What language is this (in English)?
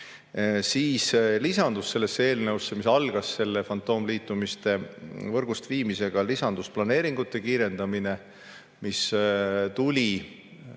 Estonian